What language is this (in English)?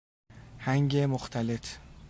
Persian